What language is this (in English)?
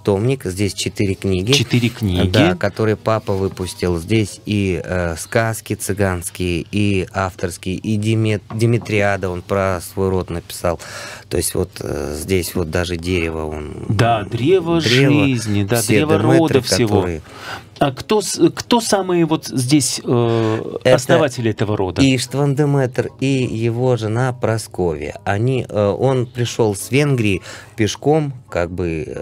Russian